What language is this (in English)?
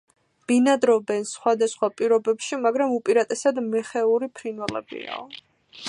Georgian